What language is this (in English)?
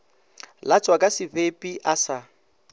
Northern Sotho